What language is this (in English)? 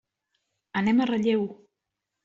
Catalan